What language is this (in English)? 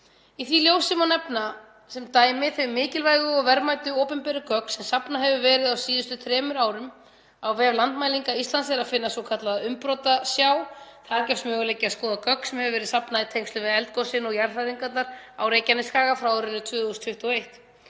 Icelandic